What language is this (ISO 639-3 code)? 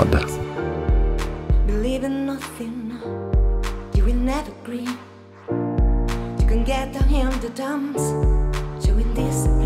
ell